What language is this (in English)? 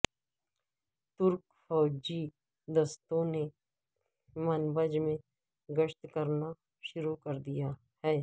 Urdu